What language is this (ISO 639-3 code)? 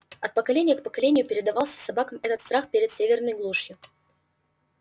rus